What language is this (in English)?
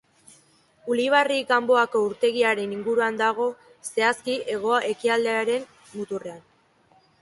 Basque